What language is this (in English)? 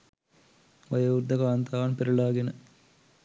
Sinhala